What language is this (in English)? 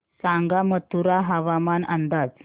Marathi